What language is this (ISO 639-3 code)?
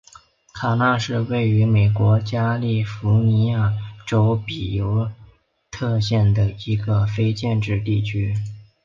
zho